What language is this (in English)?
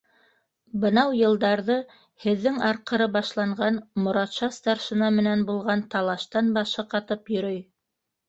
Bashkir